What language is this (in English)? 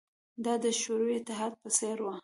Pashto